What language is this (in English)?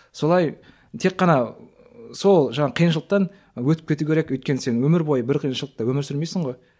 Kazakh